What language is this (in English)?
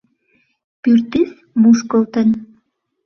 Mari